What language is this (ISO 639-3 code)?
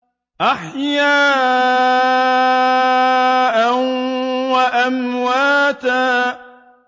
ara